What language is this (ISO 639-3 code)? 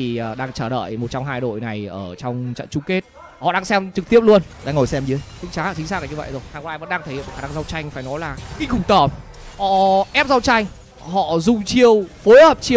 vie